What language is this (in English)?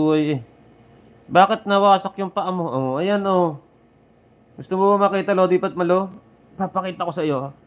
Filipino